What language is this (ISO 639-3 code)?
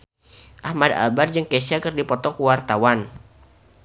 sun